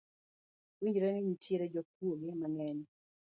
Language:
Luo (Kenya and Tanzania)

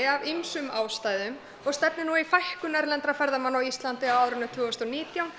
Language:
Icelandic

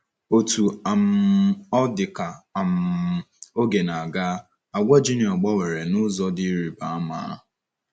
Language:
Igbo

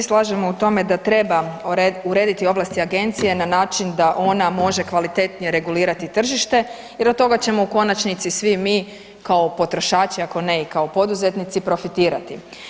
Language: Croatian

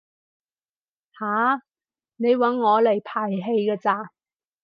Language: Cantonese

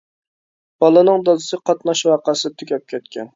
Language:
Uyghur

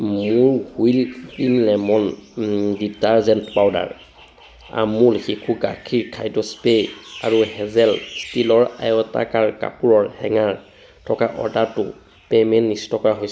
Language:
Assamese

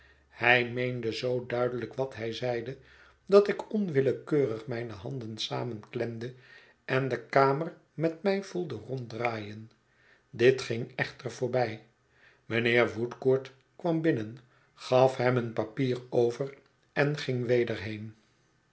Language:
Dutch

